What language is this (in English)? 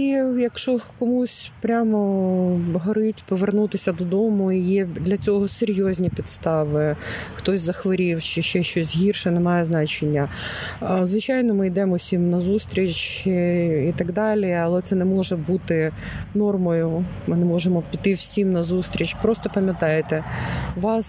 Ukrainian